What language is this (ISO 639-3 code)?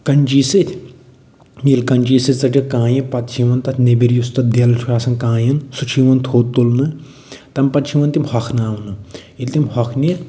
kas